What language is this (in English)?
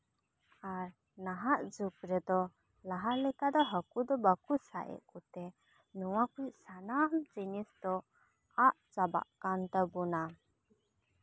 Santali